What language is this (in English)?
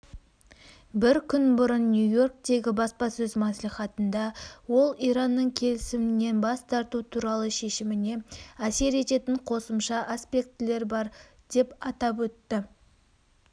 Kazakh